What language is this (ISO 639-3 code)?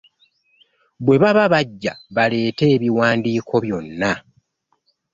lug